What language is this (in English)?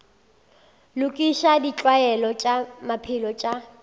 Northern Sotho